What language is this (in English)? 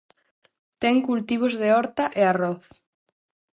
Galician